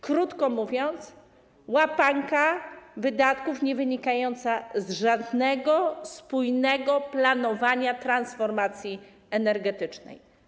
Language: Polish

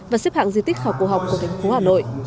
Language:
Vietnamese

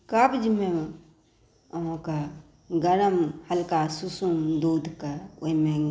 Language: Maithili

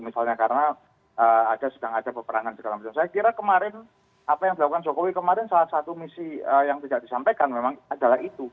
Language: Indonesian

